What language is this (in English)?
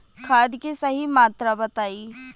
Bhojpuri